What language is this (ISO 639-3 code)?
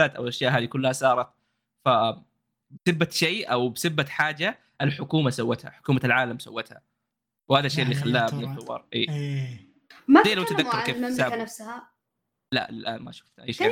ara